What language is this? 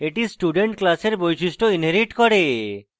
Bangla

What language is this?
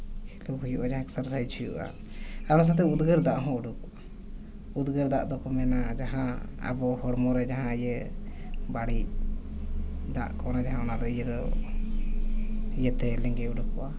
Santali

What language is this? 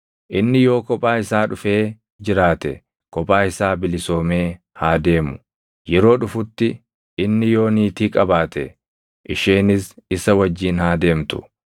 Oromo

